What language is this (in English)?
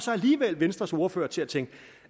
Danish